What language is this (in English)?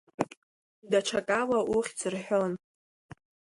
Abkhazian